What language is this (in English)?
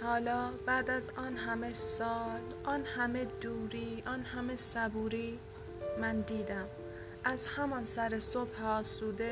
Persian